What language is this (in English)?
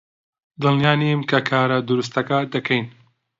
Central Kurdish